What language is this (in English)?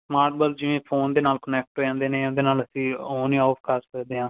Punjabi